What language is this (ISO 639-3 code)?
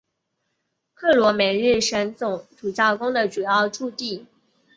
zho